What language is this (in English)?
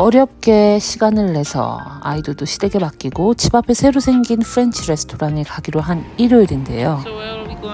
Korean